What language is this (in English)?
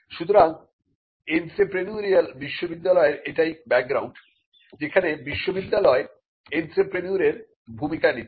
Bangla